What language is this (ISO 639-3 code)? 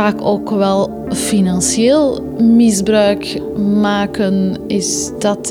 nld